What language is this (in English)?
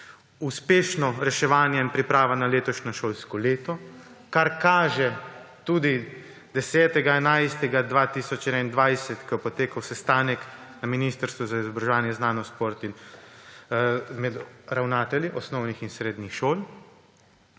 Slovenian